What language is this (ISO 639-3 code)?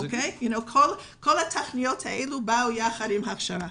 heb